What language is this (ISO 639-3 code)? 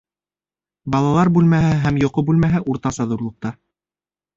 bak